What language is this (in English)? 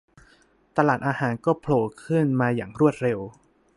Thai